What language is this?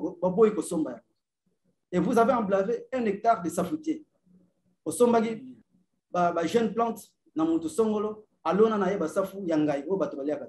French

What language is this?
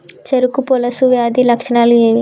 Telugu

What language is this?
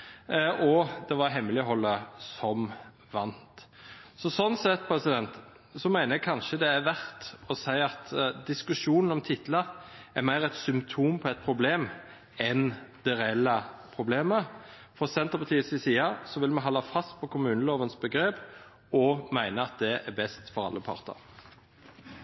Norwegian Bokmål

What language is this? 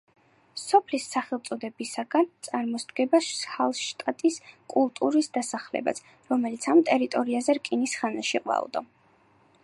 Georgian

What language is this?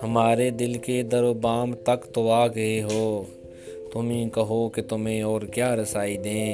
Urdu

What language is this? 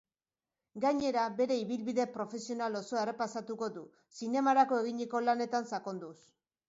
Basque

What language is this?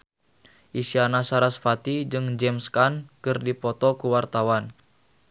Sundanese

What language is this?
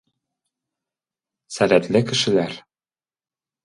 Tatar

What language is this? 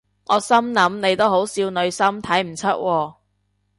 Cantonese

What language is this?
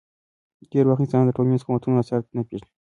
Pashto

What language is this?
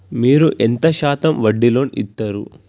Telugu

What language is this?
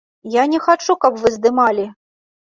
Belarusian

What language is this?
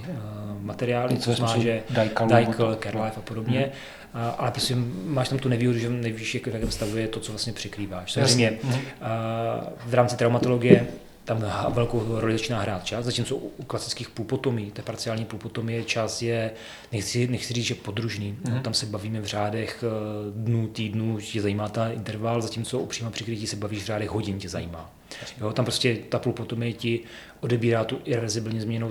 Czech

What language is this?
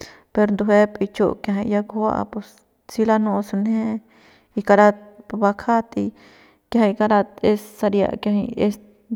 Central Pame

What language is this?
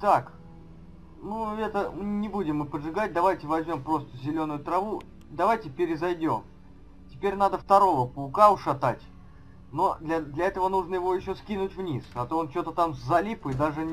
Russian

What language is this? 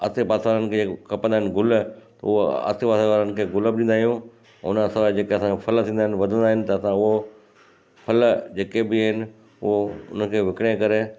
Sindhi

